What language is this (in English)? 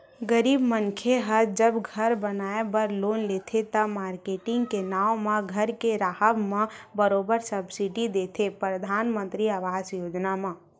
Chhattisgarhi